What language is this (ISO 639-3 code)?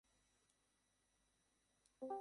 ben